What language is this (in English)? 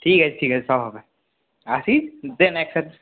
Bangla